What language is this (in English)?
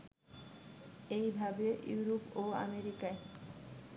Bangla